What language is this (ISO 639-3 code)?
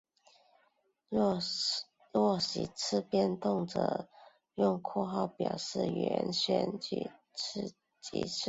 zho